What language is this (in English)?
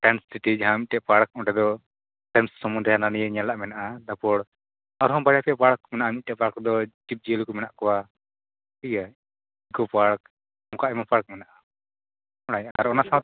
Santali